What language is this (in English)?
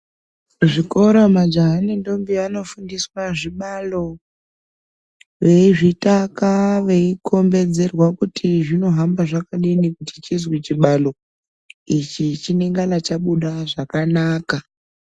Ndau